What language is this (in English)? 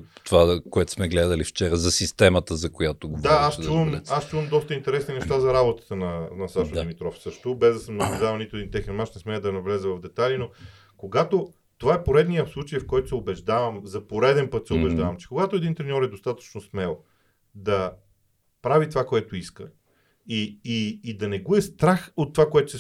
Bulgarian